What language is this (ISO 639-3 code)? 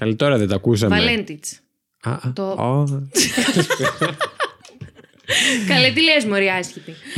ell